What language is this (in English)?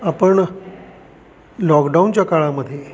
Marathi